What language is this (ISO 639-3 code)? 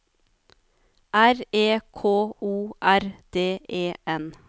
nor